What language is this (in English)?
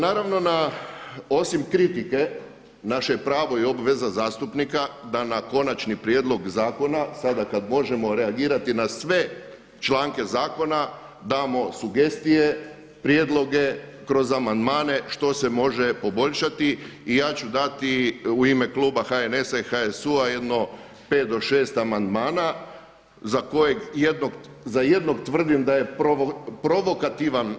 Croatian